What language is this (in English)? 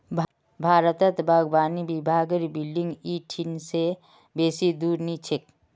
Magahi